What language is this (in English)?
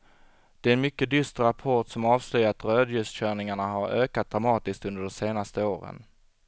Swedish